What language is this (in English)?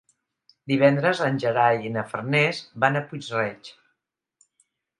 Catalan